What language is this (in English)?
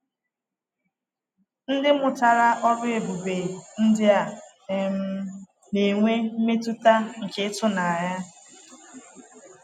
Igbo